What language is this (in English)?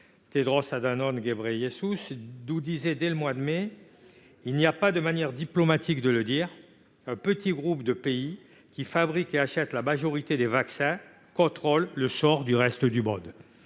French